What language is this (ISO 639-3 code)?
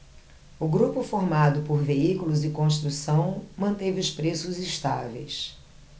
por